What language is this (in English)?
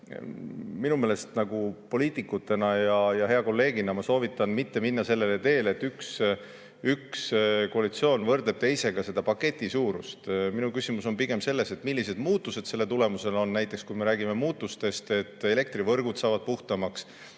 Estonian